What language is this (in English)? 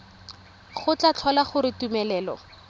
Tswana